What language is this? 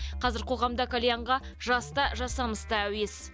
Kazakh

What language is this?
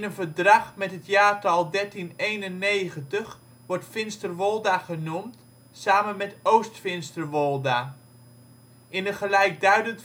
Dutch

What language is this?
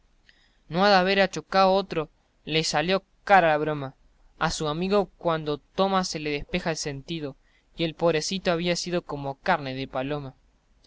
Spanish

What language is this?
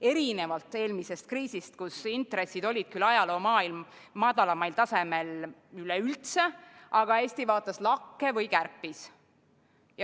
Estonian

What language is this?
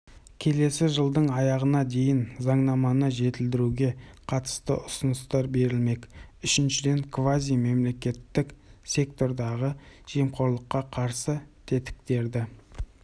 Kazakh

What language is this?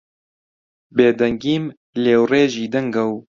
Central Kurdish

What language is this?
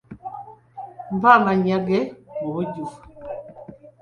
Ganda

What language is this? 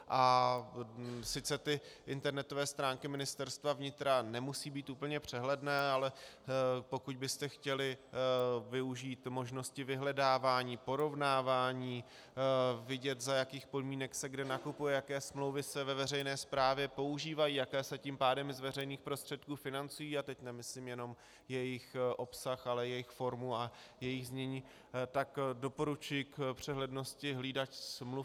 Czech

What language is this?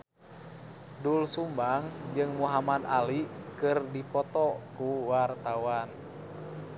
Sundanese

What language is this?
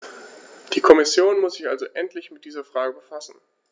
German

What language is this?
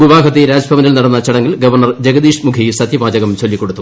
Malayalam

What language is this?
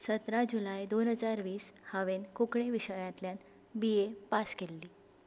Konkani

